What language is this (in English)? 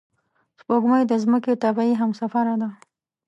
Pashto